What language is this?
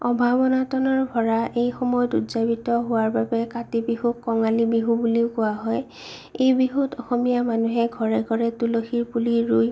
Assamese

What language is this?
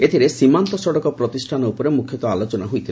Odia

